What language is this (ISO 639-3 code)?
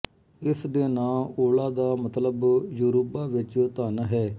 pan